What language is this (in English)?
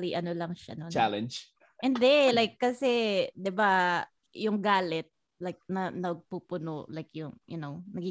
Filipino